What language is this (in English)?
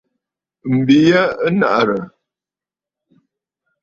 Bafut